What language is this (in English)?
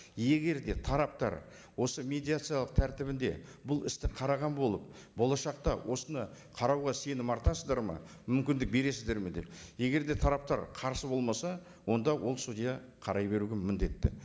Kazakh